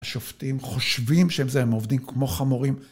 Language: Hebrew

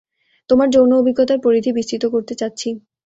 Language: Bangla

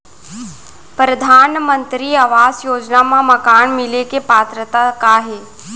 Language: Chhattisgarhi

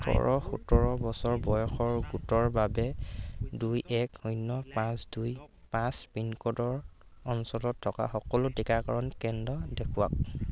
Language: Assamese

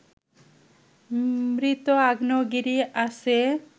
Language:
Bangla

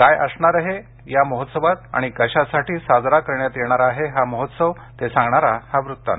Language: Marathi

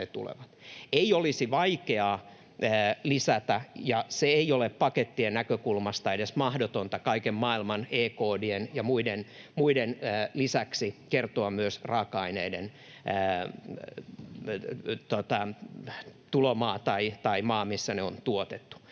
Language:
Finnish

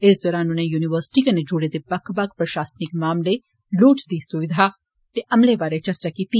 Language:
Dogri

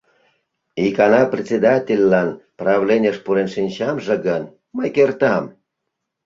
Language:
Mari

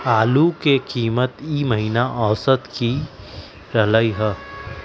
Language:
Magahi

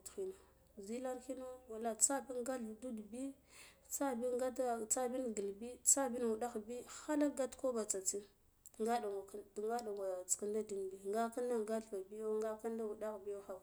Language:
Guduf-Gava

